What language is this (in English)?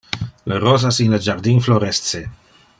Interlingua